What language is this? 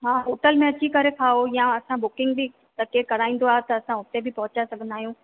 Sindhi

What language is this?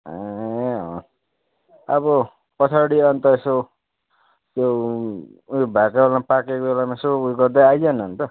Nepali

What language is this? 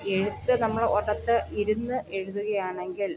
Malayalam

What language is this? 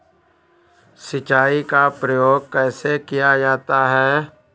Hindi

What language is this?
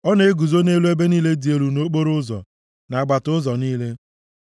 Igbo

